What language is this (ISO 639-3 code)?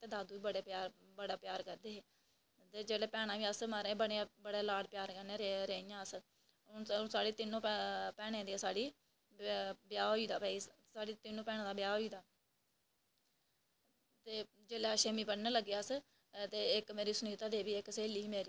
doi